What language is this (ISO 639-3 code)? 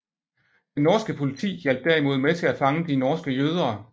dan